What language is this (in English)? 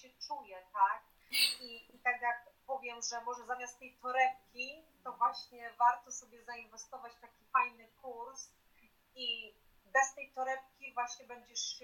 Polish